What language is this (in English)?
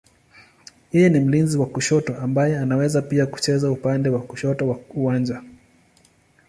Swahili